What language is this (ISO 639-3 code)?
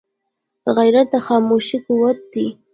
pus